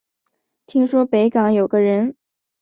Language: Chinese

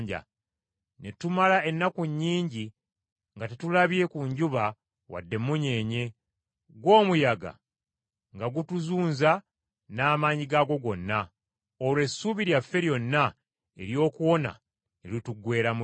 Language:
Ganda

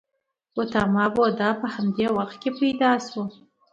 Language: Pashto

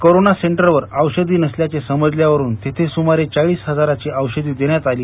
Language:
Marathi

